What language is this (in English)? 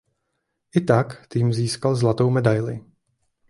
Czech